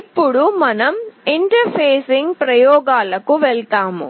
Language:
Telugu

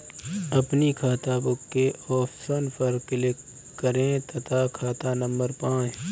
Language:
Hindi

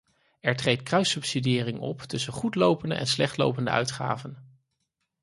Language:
Dutch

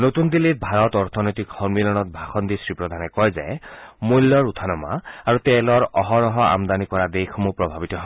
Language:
Assamese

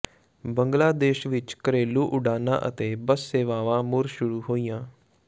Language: Punjabi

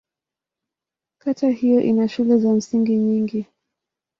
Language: Swahili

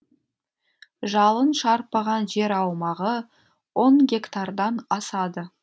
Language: Kazakh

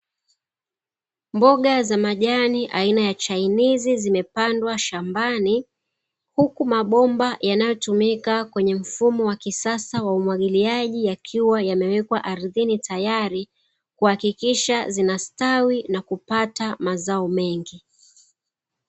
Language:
Swahili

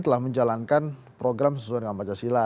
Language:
Indonesian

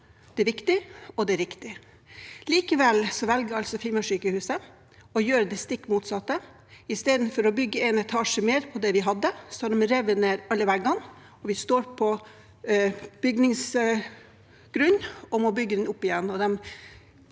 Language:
Norwegian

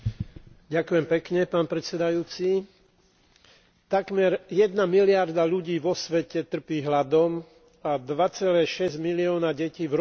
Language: Slovak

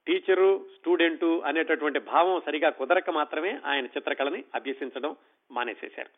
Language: Telugu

